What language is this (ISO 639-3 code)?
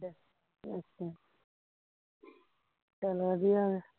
pan